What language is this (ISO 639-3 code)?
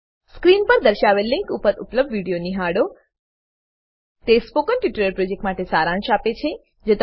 guj